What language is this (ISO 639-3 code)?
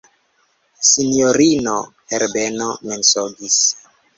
epo